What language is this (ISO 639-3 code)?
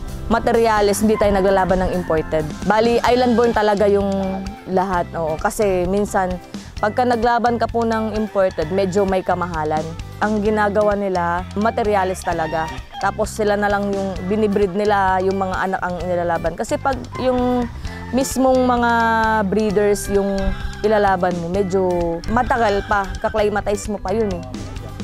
fil